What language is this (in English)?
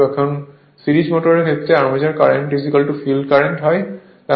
Bangla